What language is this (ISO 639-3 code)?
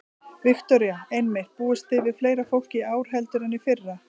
isl